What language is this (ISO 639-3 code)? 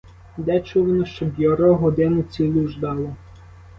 ukr